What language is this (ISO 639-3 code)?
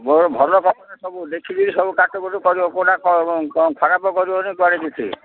ori